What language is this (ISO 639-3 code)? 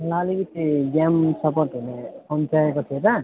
nep